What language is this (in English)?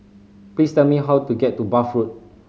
English